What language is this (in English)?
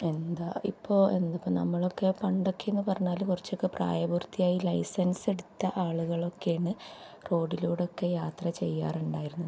Malayalam